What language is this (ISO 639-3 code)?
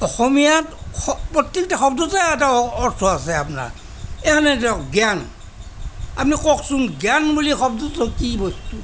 asm